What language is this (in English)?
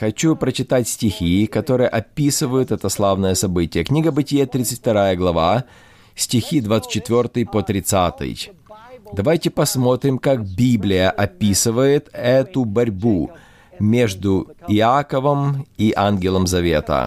Russian